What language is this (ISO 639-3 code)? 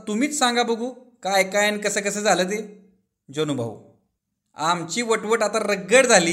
mar